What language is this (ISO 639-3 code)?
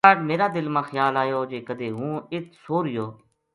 gju